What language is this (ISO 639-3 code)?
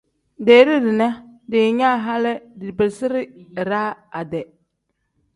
kdh